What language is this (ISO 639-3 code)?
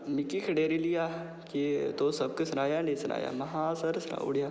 doi